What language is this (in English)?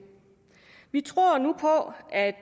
Danish